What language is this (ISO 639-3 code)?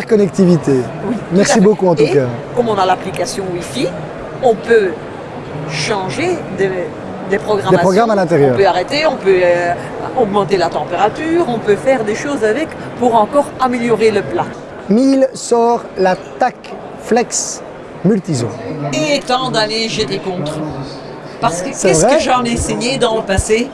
fra